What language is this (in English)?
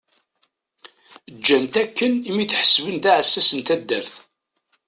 Kabyle